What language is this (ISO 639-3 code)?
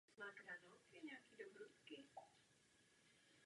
ces